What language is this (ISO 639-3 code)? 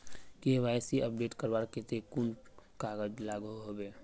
mag